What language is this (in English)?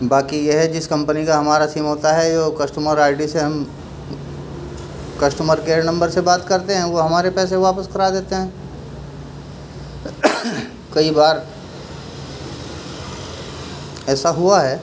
Urdu